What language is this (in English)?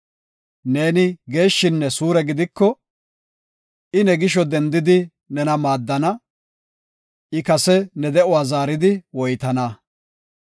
Gofa